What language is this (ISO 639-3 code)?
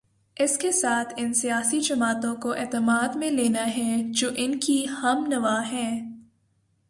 urd